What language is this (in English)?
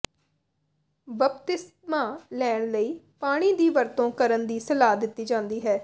Punjabi